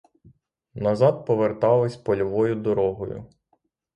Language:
Ukrainian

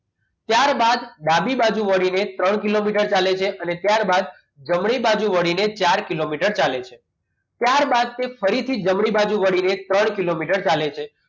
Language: Gujarati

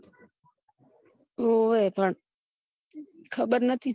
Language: Gujarati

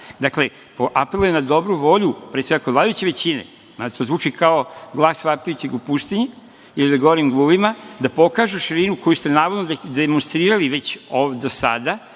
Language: Serbian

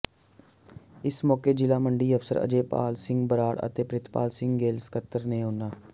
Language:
Punjabi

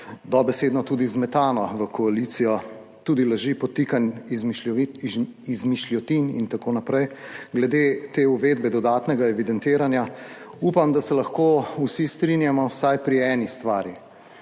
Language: Slovenian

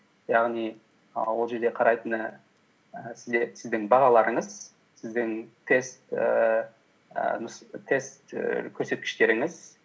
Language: Kazakh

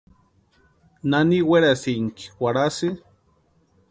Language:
Western Highland Purepecha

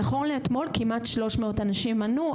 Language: Hebrew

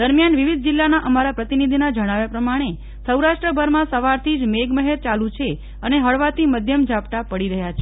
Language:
Gujarati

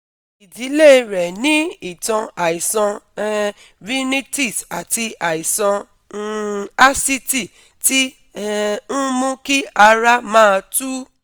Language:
Yoruba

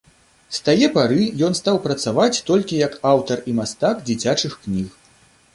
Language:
Belarusian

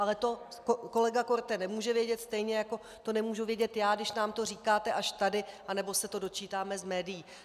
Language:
Czech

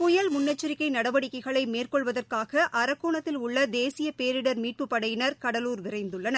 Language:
Tamil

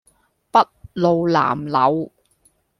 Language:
Cantonese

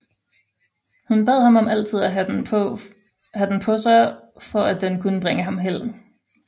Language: Danish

